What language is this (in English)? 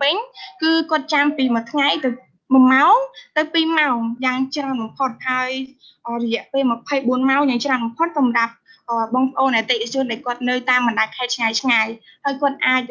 Vietnamese